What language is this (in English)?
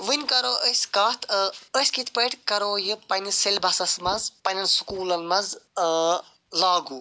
Kashmiri